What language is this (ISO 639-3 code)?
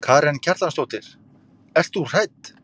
isl